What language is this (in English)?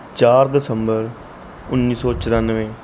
Punjabi